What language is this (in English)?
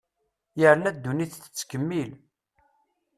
Kabyle